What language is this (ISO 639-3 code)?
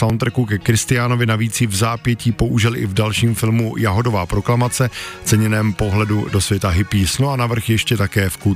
ces